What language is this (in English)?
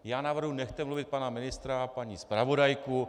Czech